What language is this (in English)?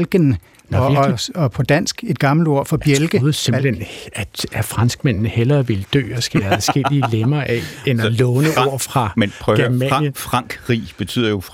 Danish